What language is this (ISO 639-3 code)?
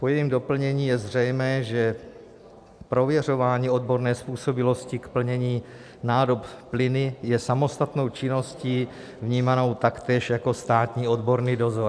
ces